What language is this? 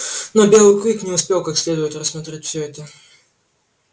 Russian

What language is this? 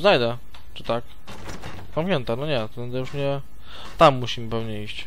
Polish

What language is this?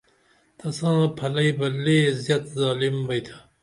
Dameli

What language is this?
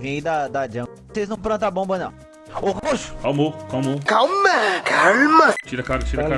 Portuguese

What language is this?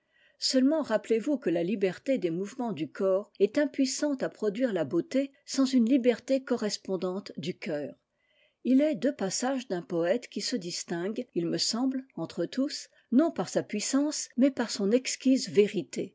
French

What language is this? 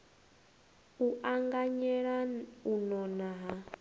Venda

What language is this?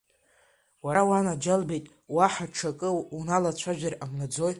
Abkhazian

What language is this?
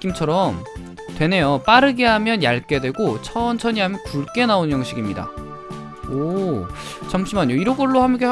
Korean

